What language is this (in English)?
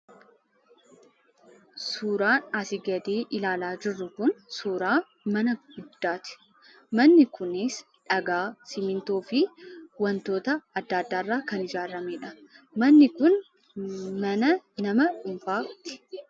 Oromo